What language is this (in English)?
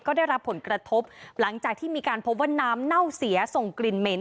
Thai